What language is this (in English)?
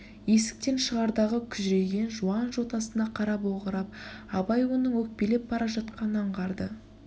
Kazakh